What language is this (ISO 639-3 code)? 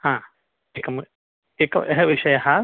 san